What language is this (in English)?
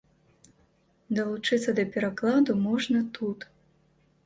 Belarusian